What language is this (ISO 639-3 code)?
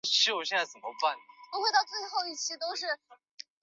zho